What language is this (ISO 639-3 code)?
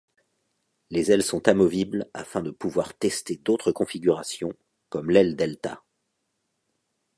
fra